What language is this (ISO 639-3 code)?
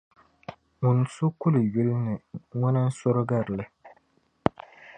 dag